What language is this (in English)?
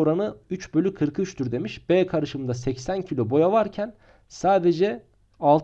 Turkish